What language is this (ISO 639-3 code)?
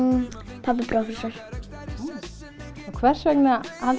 isl